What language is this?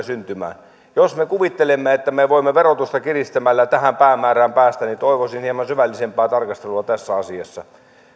Finnish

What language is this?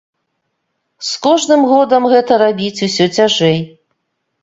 Belarusian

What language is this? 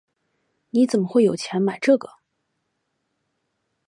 Chinese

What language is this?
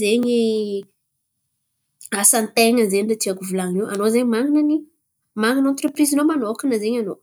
Antankarana Malagasy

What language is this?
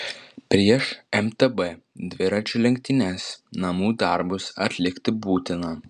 Lithuanian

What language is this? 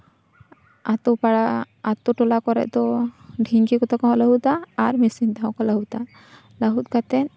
Santali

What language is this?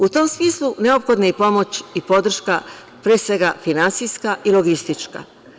Serbian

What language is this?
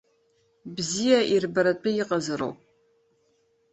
Abkhazian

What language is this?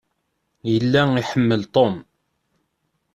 Kabyle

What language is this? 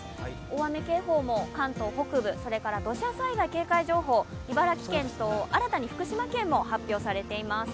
Japanese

